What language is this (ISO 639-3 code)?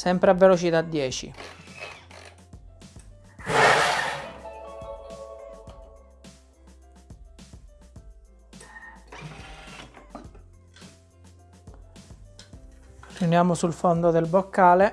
ita